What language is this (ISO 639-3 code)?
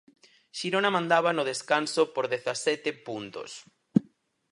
glg